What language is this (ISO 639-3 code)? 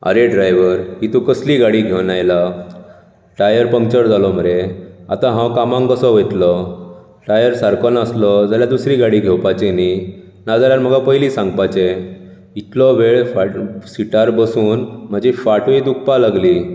kok